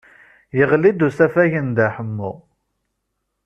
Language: Kabyle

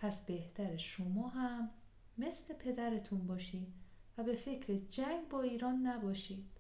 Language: Persian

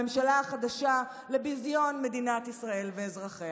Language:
Hebrew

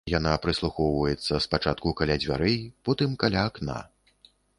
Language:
Belarusian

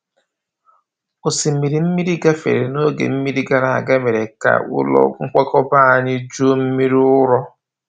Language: Igbo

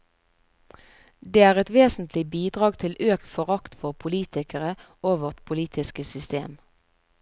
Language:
Norwegian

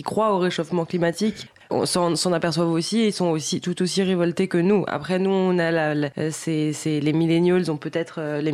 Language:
French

